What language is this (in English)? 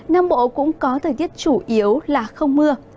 Vietnamese